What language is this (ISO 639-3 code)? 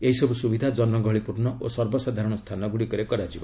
ori